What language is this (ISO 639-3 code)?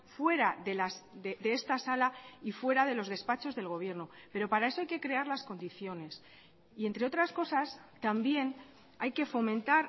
spa